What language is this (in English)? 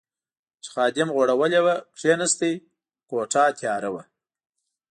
Pashto